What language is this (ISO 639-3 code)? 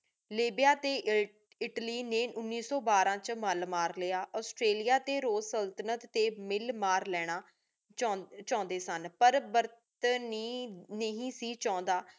pan